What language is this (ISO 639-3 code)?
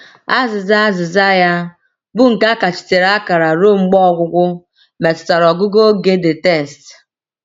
ibo